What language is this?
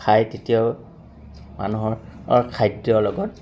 Assamese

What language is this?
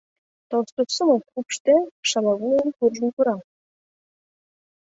Mari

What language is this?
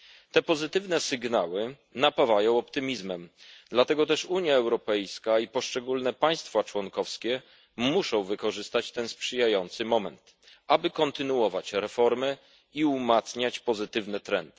Polish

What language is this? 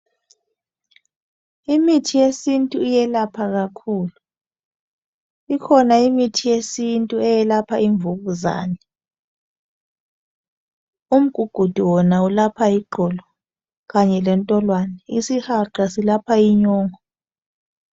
North Ndebele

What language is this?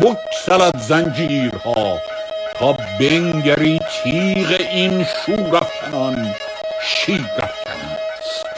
Persian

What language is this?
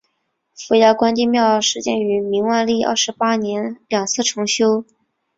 Chinese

